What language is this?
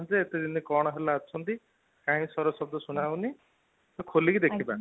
Odia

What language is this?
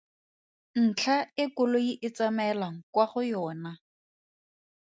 Tswana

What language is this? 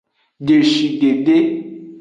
Aja (Benin)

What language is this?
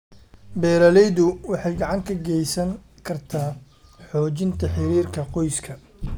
Somali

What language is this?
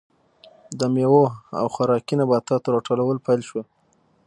Pashto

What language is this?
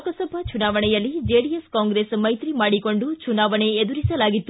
Kannada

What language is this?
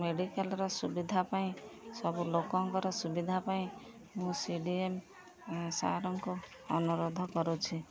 Odia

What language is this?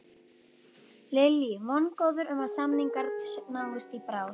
Icelandic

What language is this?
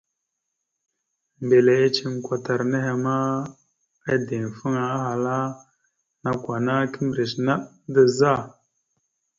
Mada (Cameroon)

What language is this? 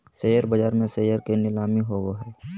Magahi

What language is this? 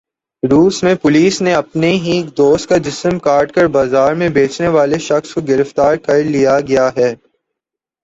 Urdu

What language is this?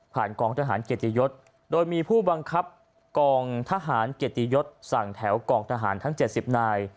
Thai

